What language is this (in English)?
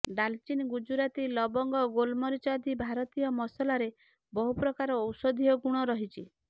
Odia